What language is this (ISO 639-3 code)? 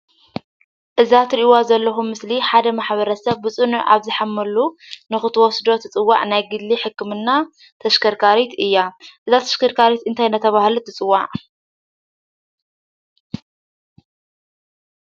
tir